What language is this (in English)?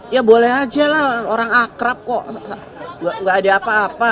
Indonesian